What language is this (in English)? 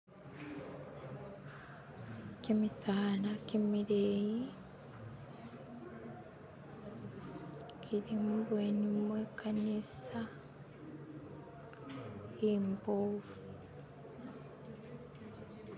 Masaaba